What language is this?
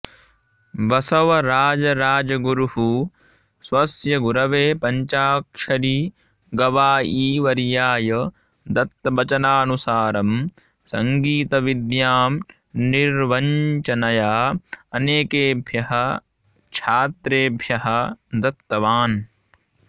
Sanskrit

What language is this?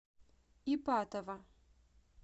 Russian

